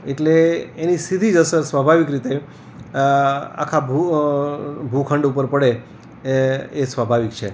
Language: Gujarati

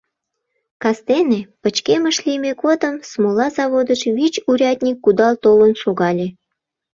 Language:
Mari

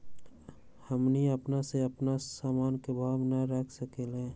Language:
Magahi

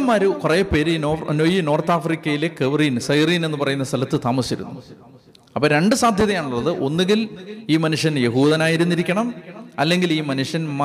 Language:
Malayalam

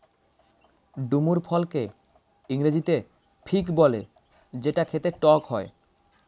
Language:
Bangla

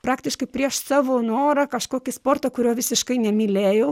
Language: Lithuanian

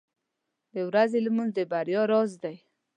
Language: Pashto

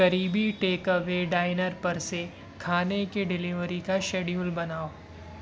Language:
Urdu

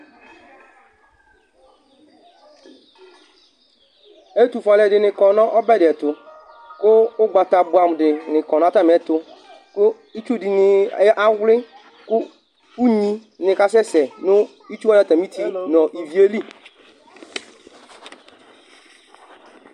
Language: Ikposo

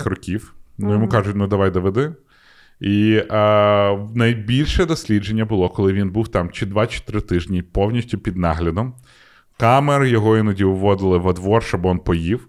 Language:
Ukrainian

